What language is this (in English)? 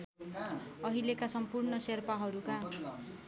Nepali